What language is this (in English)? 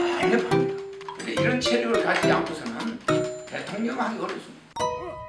Korean